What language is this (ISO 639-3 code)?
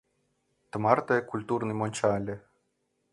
chm